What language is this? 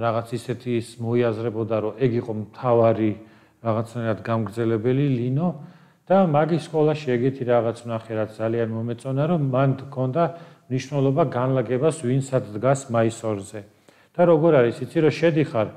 Romanian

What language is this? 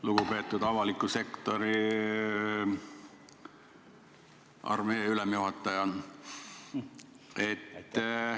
Estonian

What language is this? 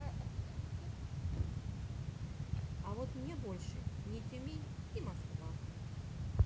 Russian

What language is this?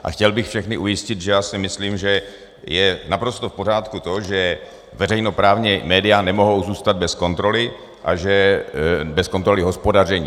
Czech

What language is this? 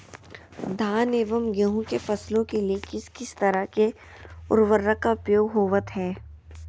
Magahi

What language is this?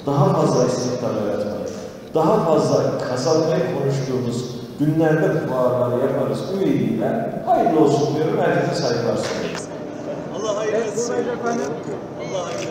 Turkish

